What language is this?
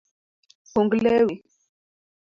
Luo (Kenya and Tanzania)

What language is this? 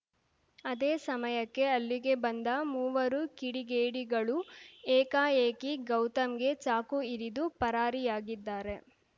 Kannada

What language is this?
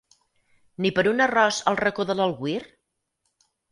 Catalan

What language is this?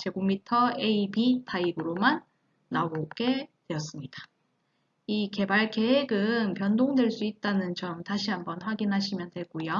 Korean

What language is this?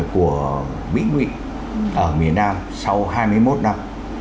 Vietnamese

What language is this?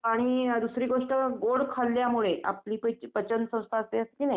Marathi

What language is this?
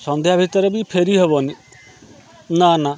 Odia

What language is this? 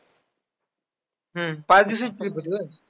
Marathi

